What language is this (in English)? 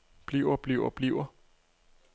Danish